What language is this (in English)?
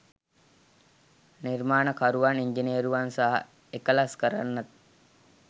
Sinhala